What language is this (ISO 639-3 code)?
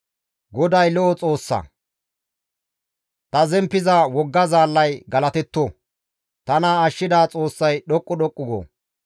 gmv